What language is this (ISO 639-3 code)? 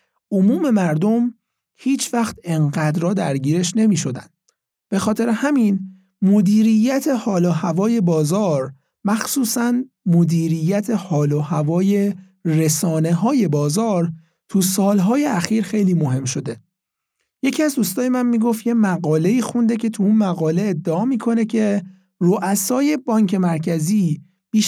fas